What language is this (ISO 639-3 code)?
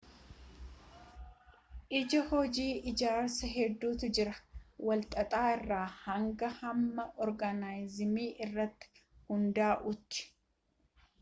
orm